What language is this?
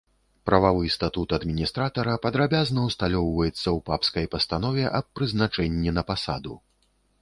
Belarusian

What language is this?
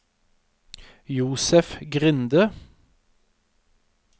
Norwegian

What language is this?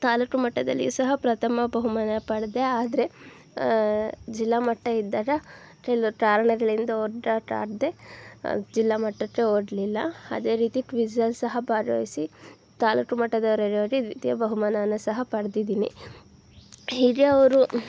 Kannada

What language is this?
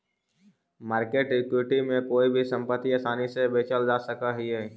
Magahi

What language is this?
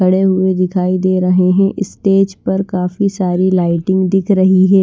Hindi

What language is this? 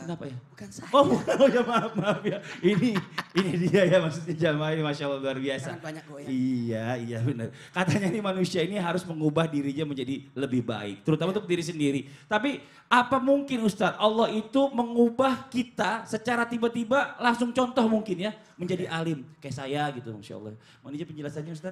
Indonesian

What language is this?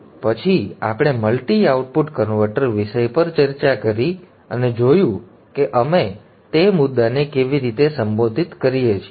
Gujarati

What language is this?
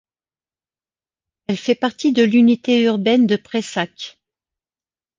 French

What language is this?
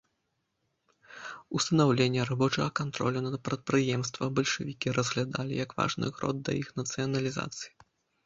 Belarusian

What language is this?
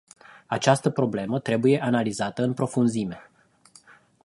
Romanian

